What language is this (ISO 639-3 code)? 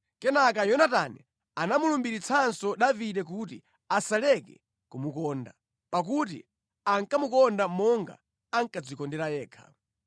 nya